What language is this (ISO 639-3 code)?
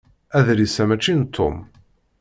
kab